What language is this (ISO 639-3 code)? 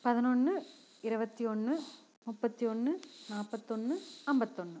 tam